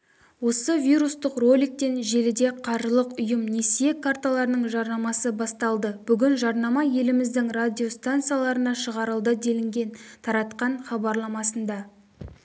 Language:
Kazakh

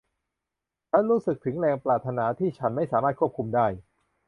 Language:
Thai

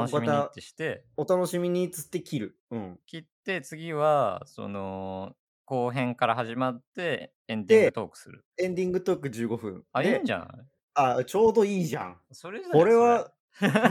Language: Japanese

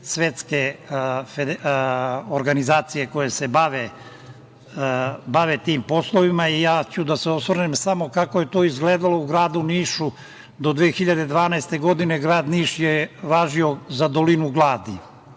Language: Serbian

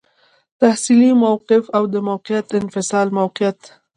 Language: Pashto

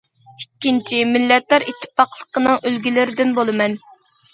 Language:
Uyghur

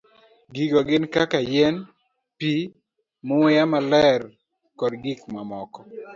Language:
Luo (Kenya and Tanzania)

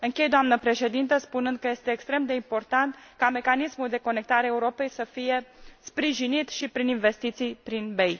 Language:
Romanian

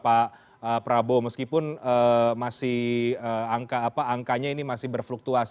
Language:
Indonesian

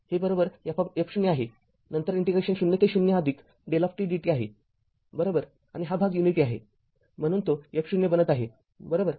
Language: Marathi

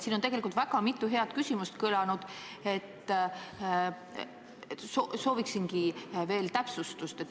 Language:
Estonian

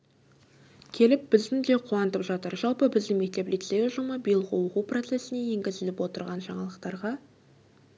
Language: Kazakh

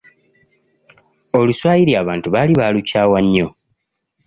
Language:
Ganda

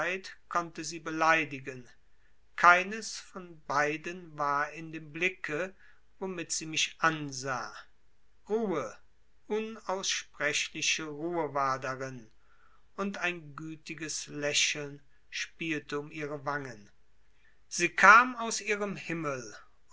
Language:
German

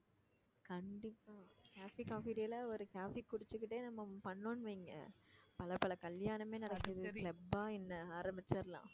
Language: Tamil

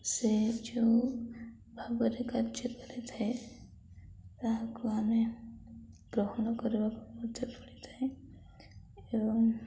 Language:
Odia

